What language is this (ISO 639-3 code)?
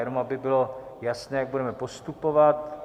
ces